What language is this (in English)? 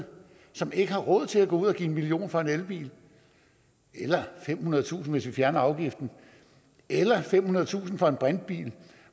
Danish